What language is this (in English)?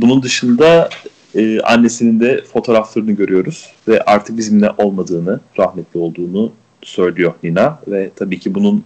Turkish